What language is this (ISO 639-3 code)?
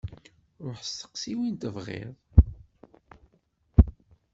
kab